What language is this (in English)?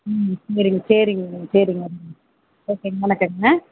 Tamil